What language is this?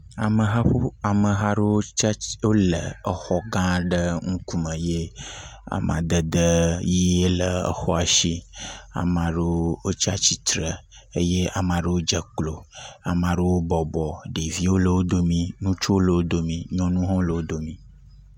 Ewe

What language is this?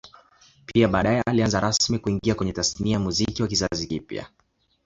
Swahili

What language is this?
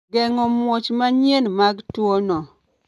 Luo (Kenya and Tanzania)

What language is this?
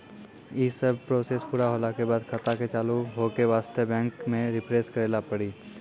Maithili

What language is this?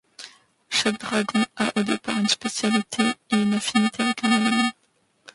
French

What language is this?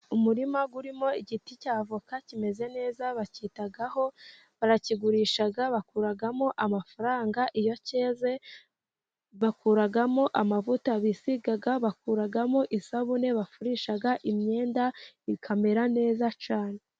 Kinyarwanda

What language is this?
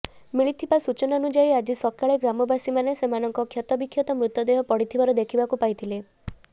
Odia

